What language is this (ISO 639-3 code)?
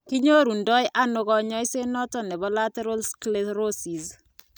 kln